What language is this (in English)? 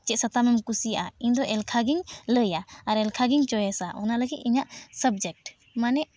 Santali